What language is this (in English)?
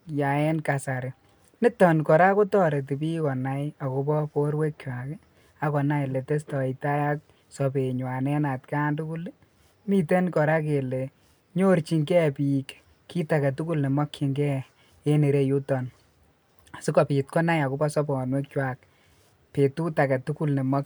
Kalenjin